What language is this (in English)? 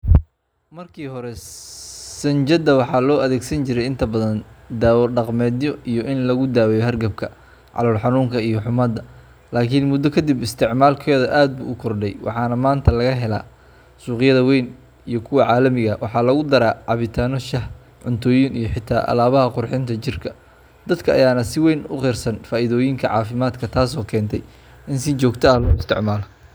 Somali